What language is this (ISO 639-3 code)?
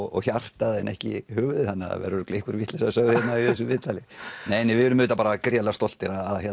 isl